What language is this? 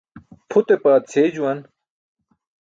Burushaski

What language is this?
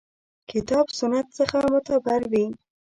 Pashto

